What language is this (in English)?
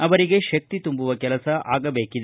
Kannada